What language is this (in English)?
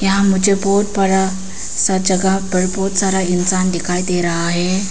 Hindi